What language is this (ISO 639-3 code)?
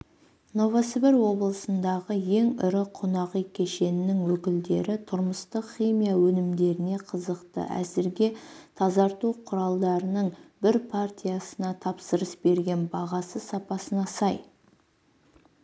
kaz